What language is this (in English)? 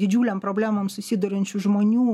Lithuanian